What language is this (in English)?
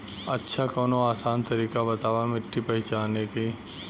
Bhojpuri